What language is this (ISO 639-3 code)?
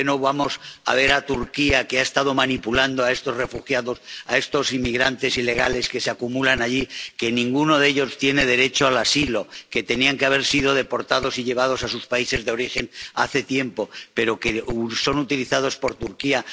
spa